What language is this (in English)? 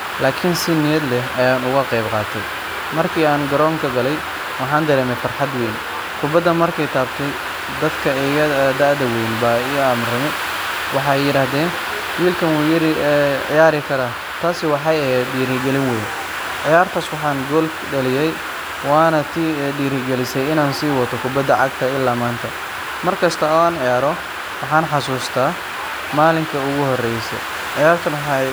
Somali